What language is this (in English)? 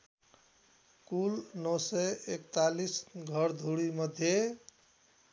Nepali